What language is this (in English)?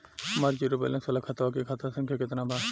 Bhojpuri